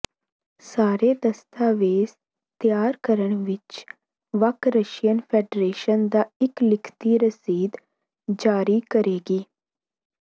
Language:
Punjabi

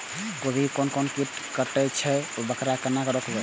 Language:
Maithili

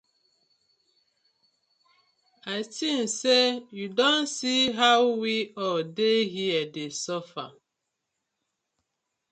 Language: Nigerian Pidgin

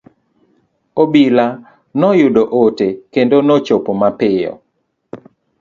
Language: Luo (Kenya and Tanzania)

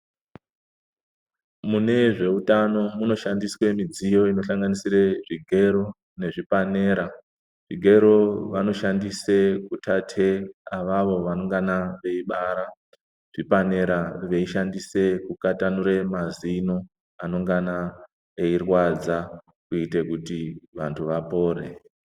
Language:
Ndau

